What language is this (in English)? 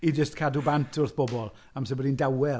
Welsh